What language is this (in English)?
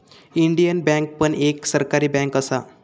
Marathi